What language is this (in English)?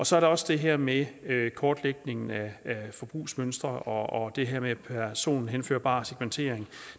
Danish